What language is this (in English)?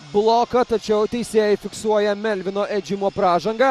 Lithuanian